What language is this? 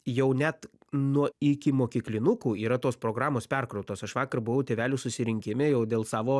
Lithuanian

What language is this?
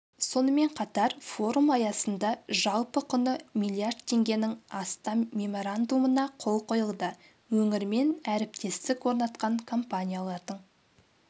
Kazakh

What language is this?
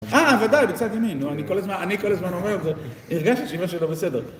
Hebrew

